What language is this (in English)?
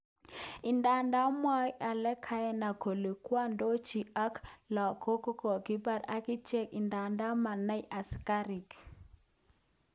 Kalenjin